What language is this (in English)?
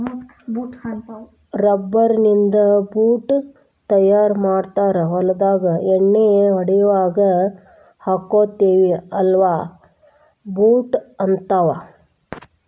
Kannada